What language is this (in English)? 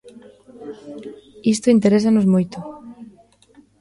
Galician